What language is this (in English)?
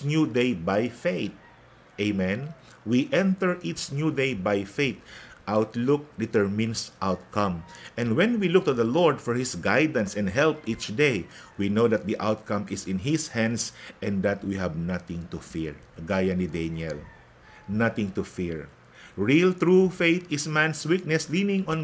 Filipino